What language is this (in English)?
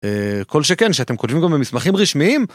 Hebrew